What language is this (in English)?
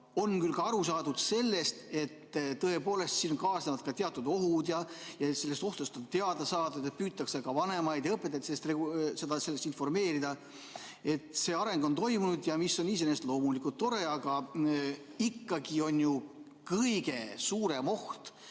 Estonian